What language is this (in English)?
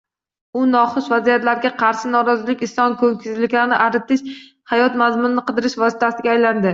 Uzbek